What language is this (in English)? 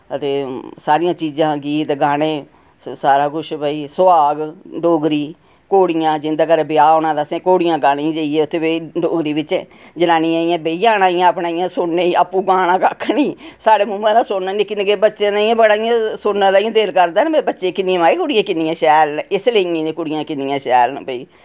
Dogri